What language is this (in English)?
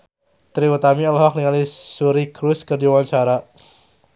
Sundanese